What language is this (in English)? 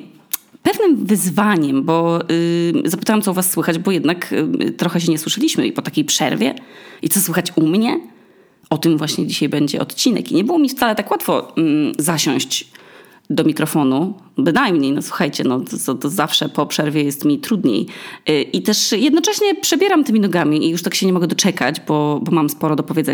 Polish